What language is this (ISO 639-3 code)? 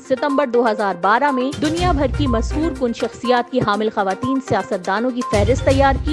urd